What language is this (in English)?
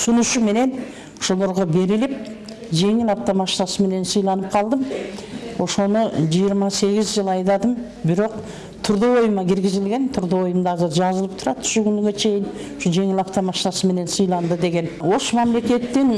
Turkish